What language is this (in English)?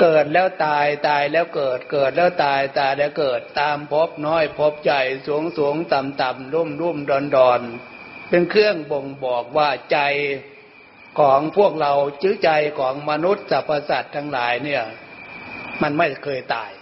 Thai